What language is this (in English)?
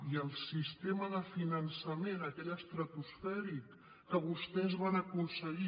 Catalan